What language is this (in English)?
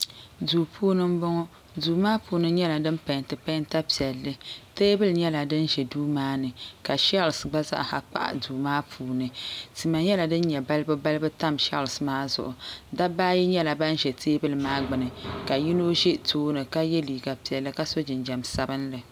Dagbani